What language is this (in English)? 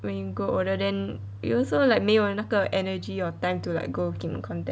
English